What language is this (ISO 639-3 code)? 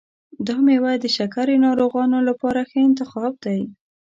pus